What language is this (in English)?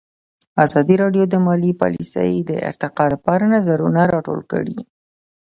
Pashto